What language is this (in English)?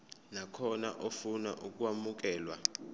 Zulu